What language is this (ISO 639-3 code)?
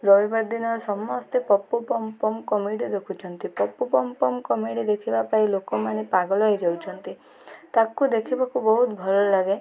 ori